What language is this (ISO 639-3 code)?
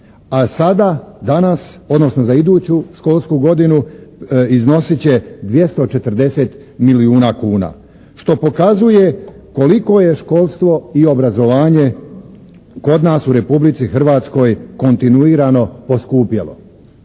hrv